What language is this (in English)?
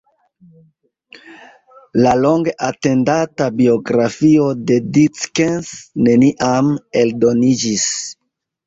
Esperanto